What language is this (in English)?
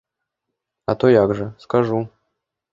Belarusian